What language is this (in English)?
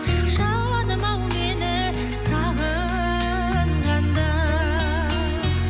Kazakh